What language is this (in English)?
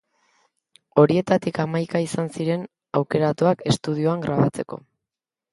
Basque